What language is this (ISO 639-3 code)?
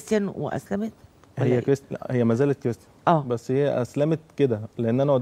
ara